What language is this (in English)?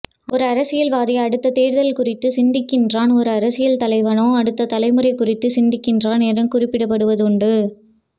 Tamil